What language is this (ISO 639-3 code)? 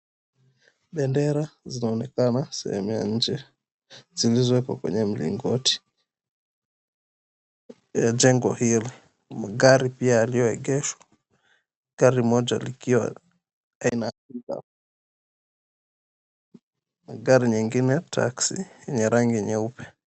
swa